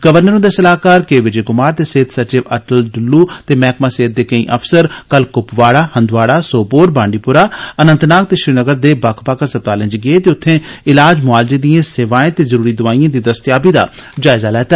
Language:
Dogri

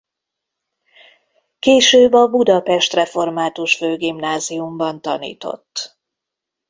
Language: Hungarian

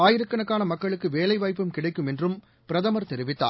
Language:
Tamil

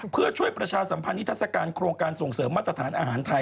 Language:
Thai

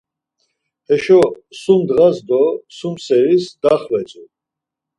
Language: Laz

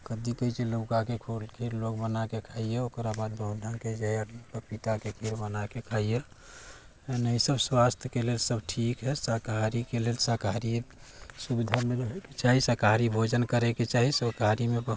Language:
Maithili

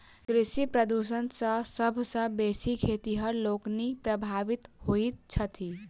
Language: Maithili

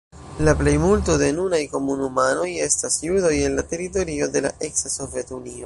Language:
Esperanto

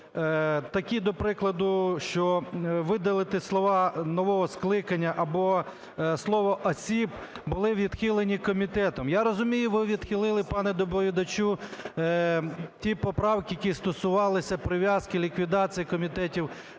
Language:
Ukrainian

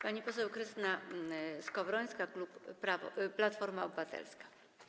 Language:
Polish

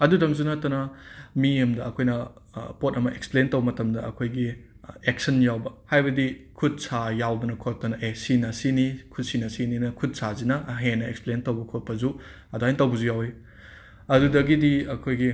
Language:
Manipuri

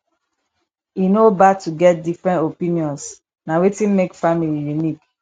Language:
Nigerian Pidgin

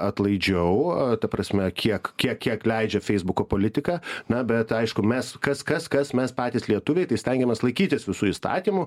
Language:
Lithuanian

